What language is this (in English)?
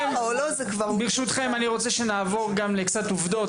Hebrew